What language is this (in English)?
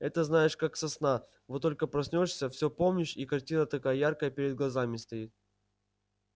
Russian